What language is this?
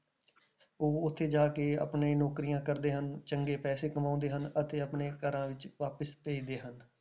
Punjabi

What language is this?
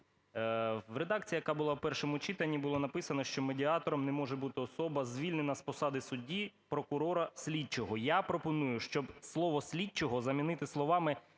Ukrainian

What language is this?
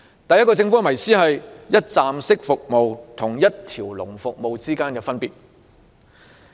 Cantonese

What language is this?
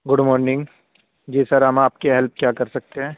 Urdu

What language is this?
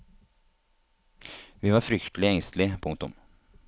Norwegian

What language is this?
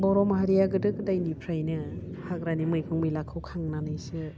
Bodo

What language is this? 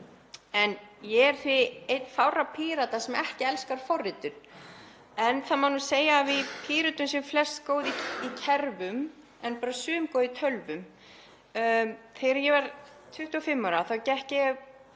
Icelandic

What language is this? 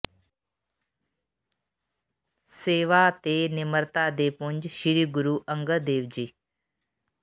Punjabi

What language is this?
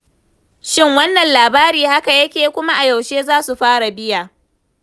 Hausa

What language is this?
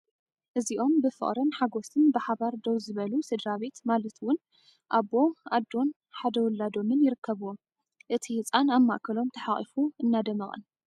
Tigrinya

